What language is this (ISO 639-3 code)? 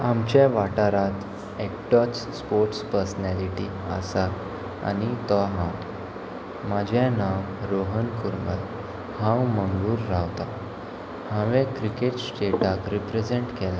kok